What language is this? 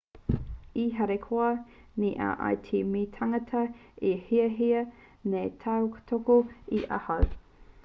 Māori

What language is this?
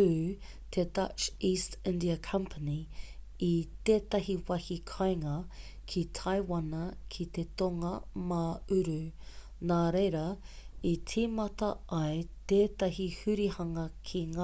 Māori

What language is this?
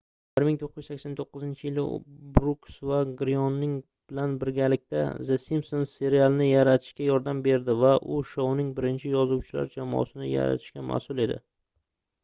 Uzbek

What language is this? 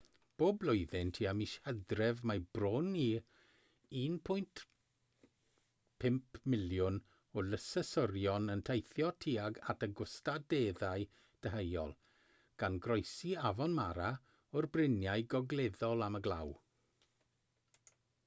Welsh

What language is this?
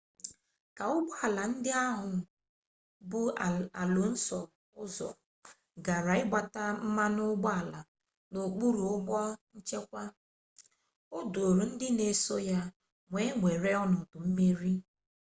Igbo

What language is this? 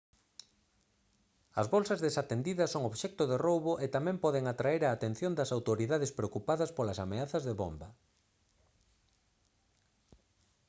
Galician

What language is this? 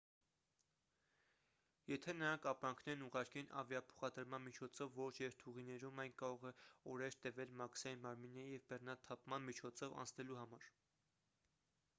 Armenian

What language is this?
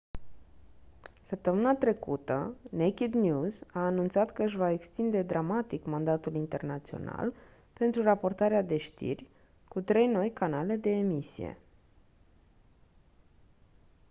Romanian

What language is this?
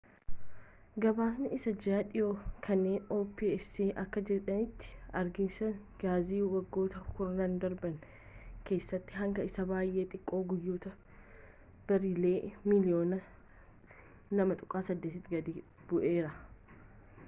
Oromo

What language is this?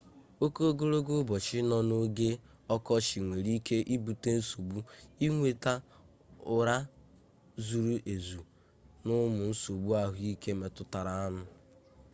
Igbo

